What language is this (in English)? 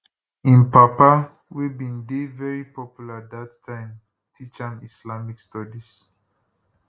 Nigerian Pidgin